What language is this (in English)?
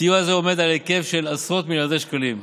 Hebrew